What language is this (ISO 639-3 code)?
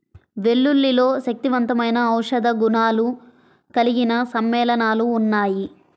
tel